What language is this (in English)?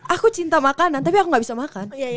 Indonesian